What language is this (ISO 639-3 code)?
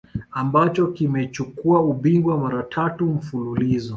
swa